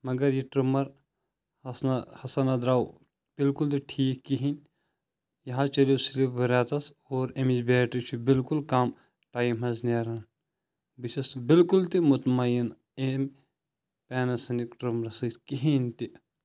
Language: Kashmiri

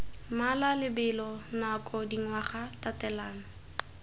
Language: Tswana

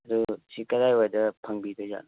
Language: Manipuri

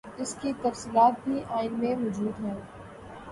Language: Urdu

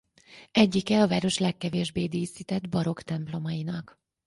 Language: Hungarian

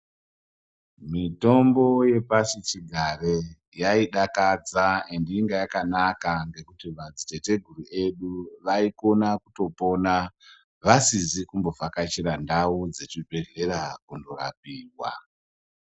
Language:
Ndau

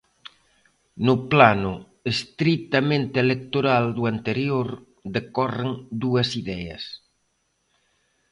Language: Galician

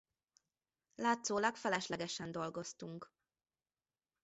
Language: Hungarian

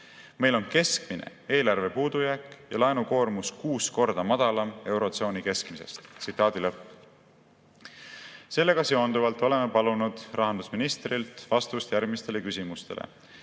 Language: Estonian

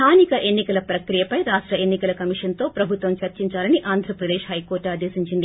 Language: Telugu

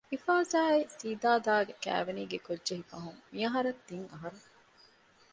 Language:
Divehi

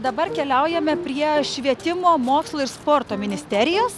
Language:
Lithuanian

